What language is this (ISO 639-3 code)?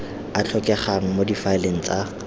tsn